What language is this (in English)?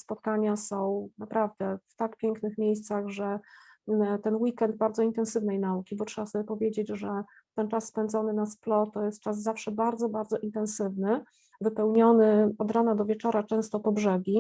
Polish